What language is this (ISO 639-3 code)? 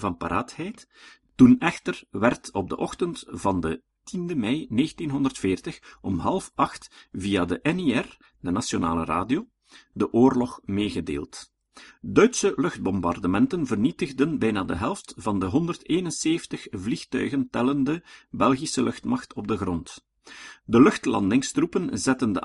nld